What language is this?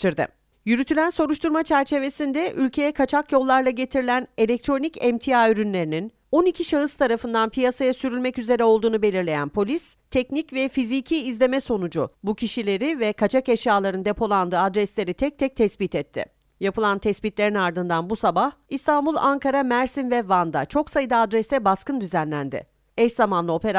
Turkish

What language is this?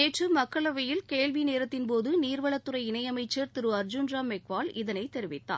Tamil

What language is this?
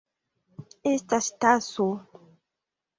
Esperanto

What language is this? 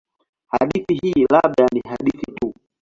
Swahili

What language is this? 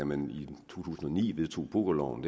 Danish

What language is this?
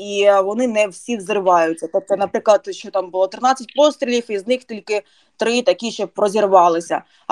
Ukrainian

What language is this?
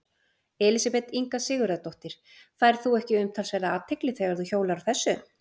Icelandic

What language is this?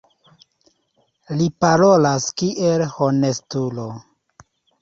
Esperanto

